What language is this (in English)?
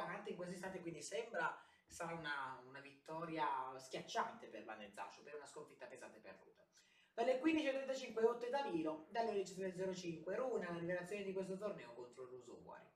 Italian